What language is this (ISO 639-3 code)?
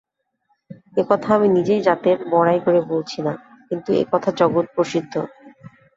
ben